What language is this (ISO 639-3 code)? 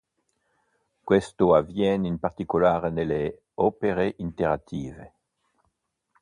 ita